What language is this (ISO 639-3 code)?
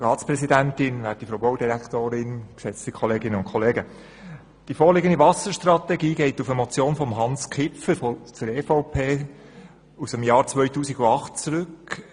gsw